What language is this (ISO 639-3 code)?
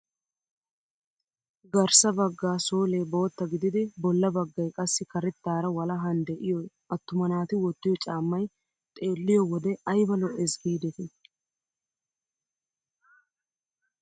wal